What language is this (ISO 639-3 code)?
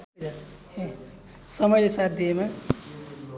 nep